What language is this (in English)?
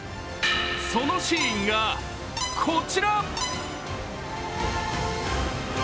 Japanese